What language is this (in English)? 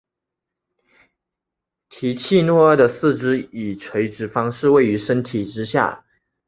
Chinese